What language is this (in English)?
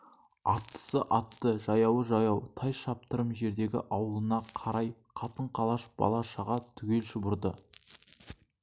Kazakh